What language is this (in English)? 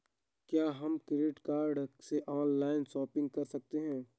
Hindi